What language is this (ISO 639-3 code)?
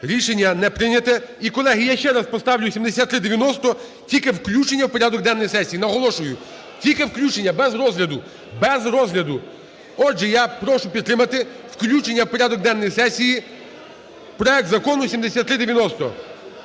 ukr